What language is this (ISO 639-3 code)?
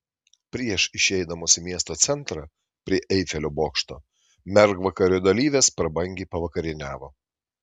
lit